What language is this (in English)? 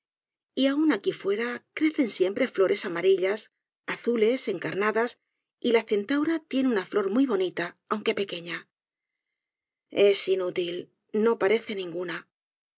Spanish